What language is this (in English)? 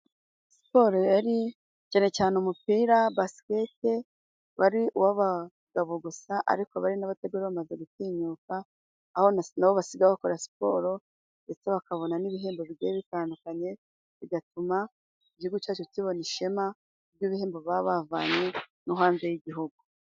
Kinyarwanda